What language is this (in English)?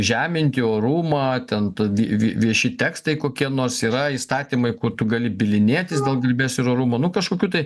Lithuanian